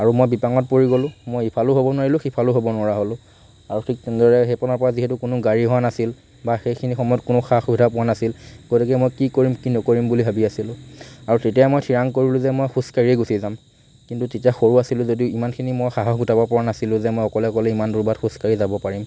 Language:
Assamese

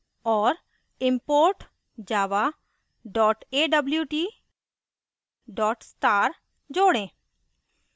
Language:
Hindi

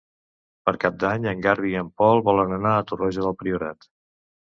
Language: Catalan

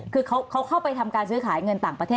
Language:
Thai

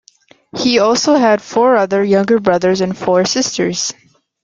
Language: English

